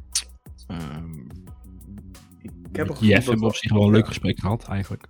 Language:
Dutch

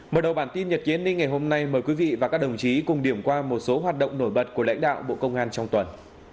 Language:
Vietnamese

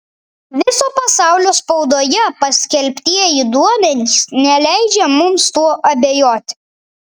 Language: Lithuanian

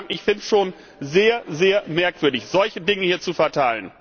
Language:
German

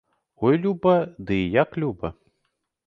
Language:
Belarusian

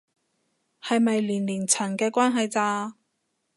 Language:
Cantonese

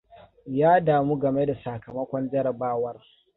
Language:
Hausa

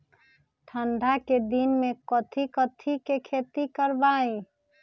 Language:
Magahi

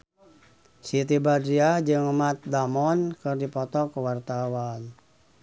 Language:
Sundanese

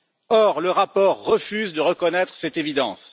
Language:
French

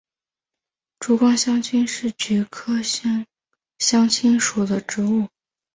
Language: Chinese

